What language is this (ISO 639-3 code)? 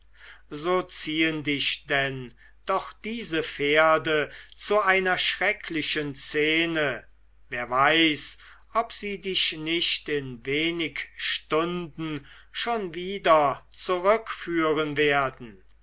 deu